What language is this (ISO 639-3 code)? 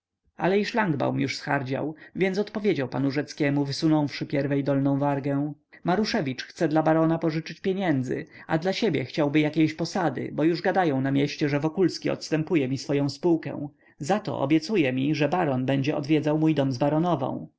pol